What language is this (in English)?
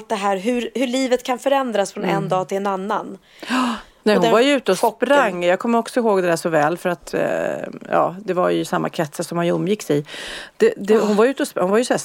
Swedish